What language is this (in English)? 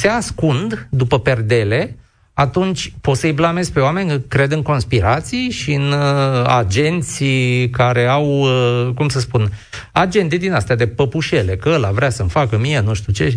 Romanian